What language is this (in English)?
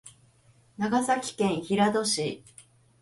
Japanese